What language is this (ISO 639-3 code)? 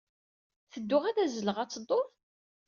kab